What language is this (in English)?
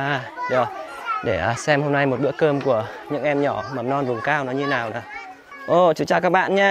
Vietnamese